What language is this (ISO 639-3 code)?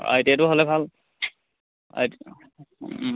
asm